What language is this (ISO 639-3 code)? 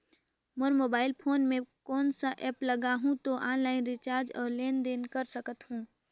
hne